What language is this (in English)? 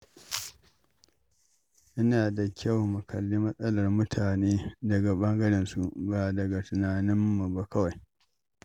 Hausa